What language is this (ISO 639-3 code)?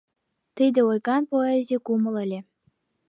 chm